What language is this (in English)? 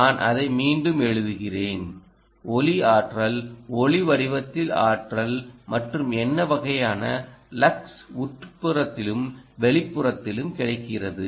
Tamil